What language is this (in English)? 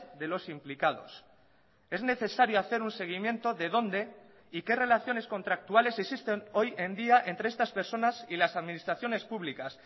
Spanish